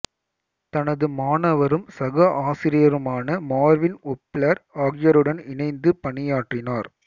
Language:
Tamil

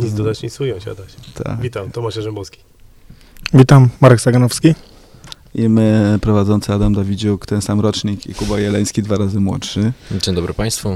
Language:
Polish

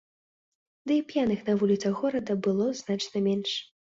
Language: Belarusian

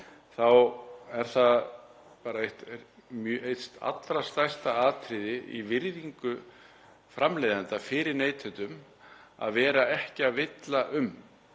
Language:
Icelandic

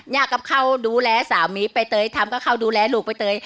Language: Thai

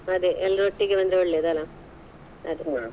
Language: Kannada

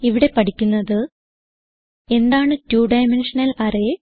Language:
Malayalam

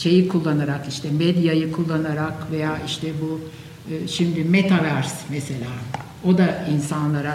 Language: Turkish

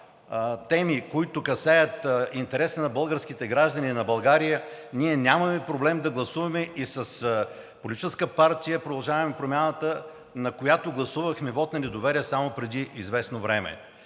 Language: Bulgarian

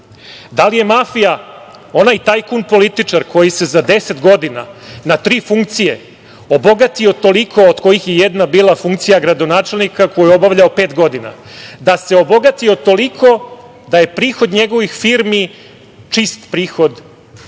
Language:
Serbian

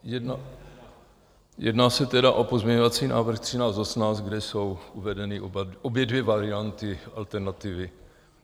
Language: Czech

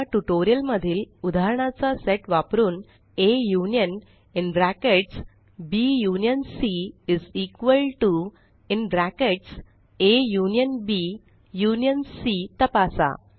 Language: Marathi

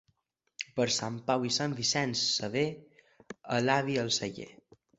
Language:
Catalan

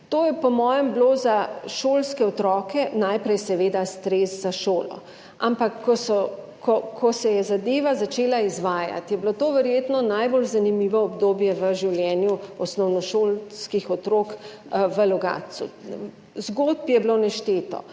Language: Slovenian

